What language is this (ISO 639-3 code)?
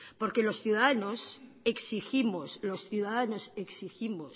spa